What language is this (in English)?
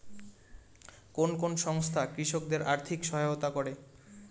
Bangla